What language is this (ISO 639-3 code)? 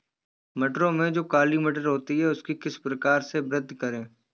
hin